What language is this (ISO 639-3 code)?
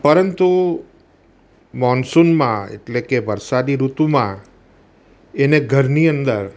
guj